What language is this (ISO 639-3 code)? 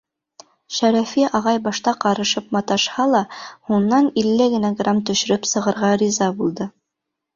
bak